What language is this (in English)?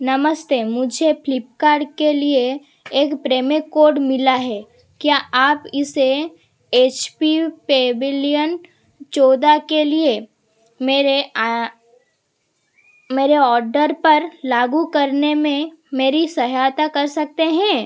Hindi